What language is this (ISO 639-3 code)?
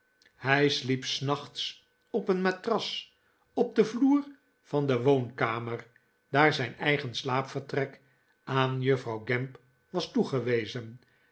nld